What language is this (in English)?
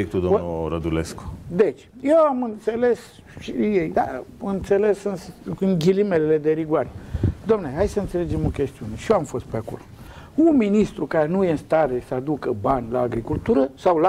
Romanian